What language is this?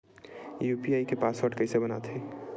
Chhattisgarhi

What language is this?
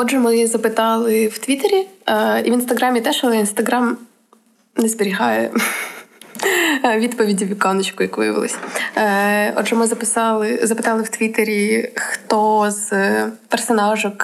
Ukrainian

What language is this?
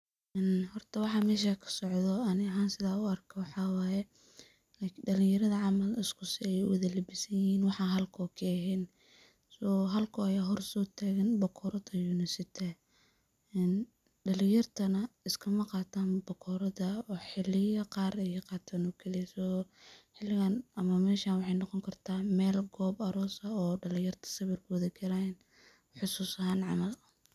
Somali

